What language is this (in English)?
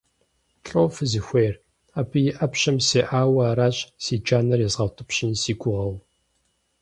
Kabardian